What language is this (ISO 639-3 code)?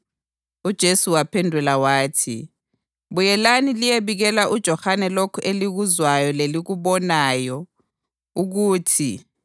nde